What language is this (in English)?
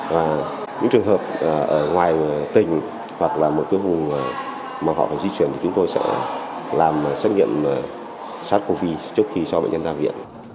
Vietnamese